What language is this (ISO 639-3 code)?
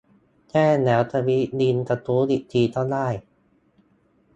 tha